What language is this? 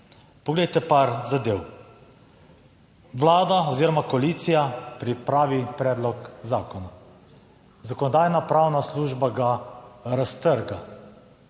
Slovenian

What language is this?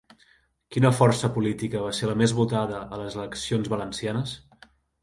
Catalan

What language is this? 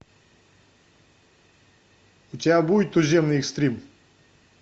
Russian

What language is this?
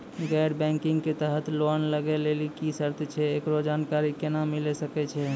Maithili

